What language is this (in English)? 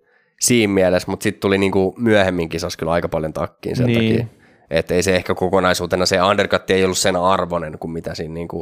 Finnish